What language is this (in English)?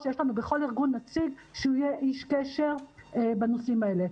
Hebrew